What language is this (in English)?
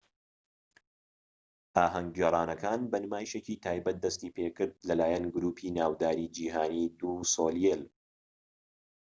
Central Kurdish